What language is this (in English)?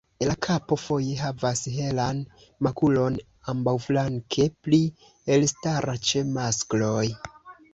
Esperanto